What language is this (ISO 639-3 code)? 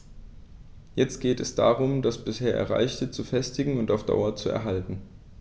deu